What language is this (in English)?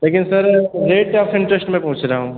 Hindi